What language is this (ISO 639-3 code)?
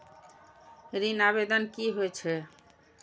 mai